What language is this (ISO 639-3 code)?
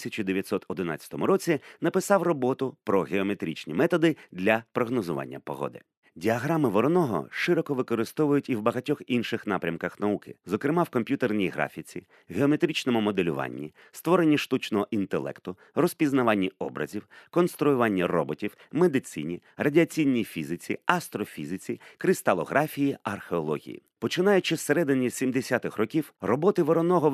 ukr